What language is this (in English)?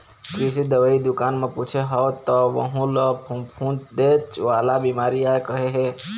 Chhattisgarhi